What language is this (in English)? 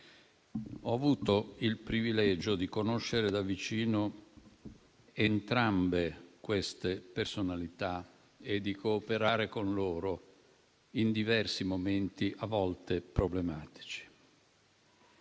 Italian